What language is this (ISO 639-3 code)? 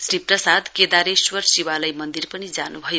nep